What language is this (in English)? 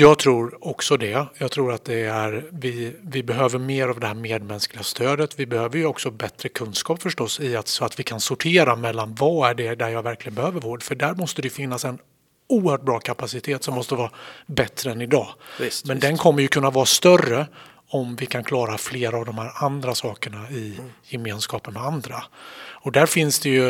Swedish